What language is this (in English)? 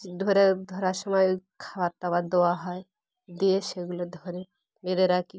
Bangla